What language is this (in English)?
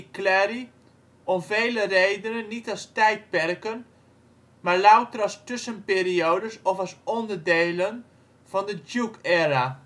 Dutch